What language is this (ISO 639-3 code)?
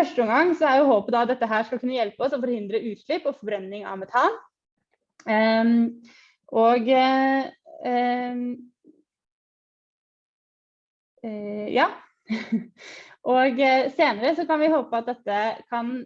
nor